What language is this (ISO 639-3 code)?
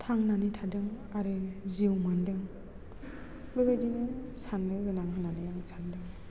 brx